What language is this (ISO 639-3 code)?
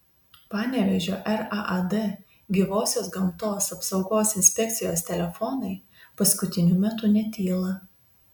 lit